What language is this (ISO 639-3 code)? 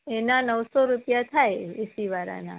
guj